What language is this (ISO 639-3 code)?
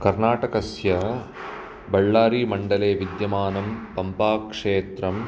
san